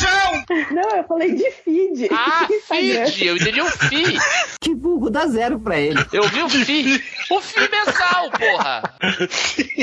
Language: Portuguese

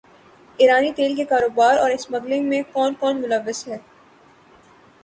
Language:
Urdu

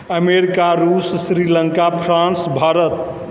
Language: Maithili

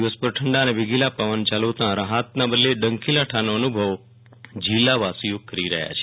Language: Gujarati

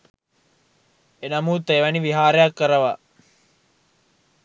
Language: Sinhala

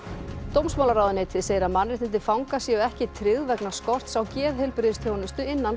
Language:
Icelandic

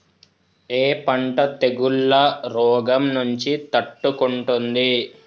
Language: Telugu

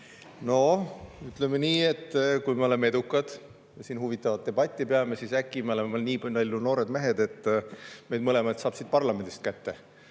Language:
Estonian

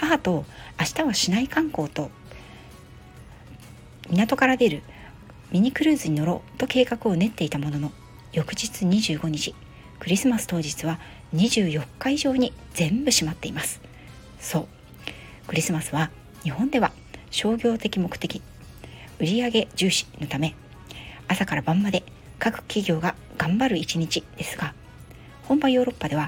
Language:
Japanese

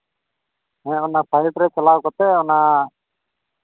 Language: Santali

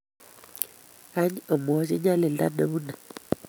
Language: Kalenjin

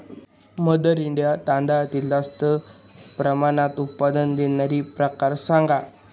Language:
Marathi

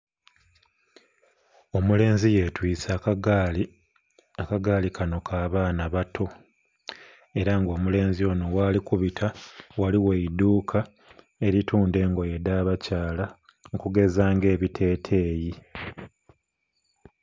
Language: Soga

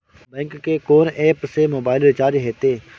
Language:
Maithili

